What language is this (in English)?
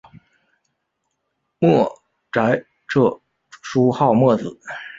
Chinese